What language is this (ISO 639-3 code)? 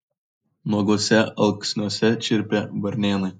lit